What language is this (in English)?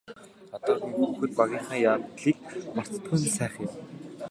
Mongolian